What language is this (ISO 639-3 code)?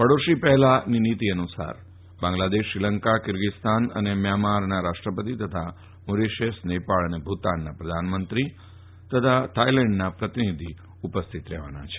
guj